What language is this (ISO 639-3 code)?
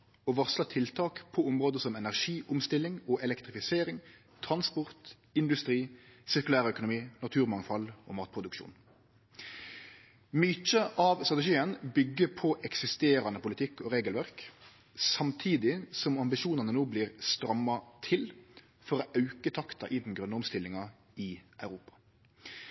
nno